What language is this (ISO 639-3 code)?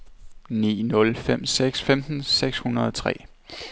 dan